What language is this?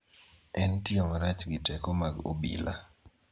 Luo (Kenya and Tanzania)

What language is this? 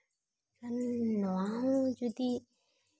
Santali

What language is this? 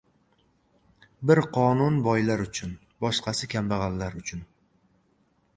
Uzbek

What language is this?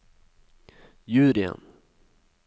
Norwegian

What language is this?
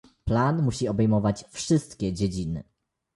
Polish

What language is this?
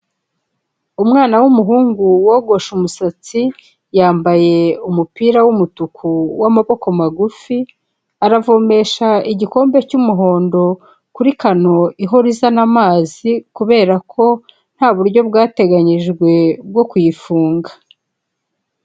Kinyarwanda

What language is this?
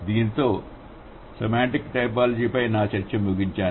Telugu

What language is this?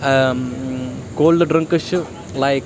Kashmiri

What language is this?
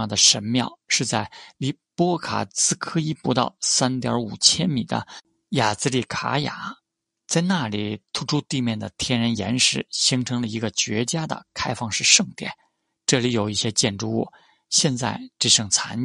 Chinese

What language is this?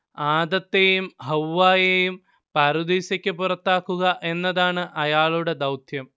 Malayalam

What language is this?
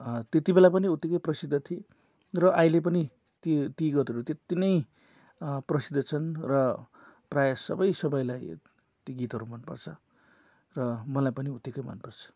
Nepali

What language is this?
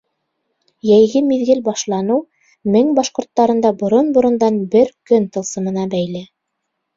Bashkir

